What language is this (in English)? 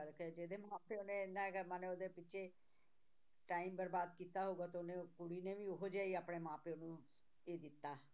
Punjabi